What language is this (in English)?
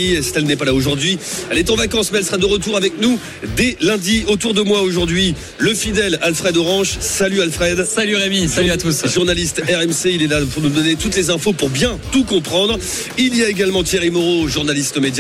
French